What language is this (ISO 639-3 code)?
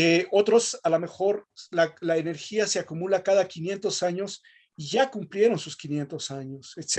spa